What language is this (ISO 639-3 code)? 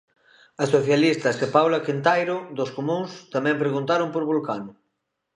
glg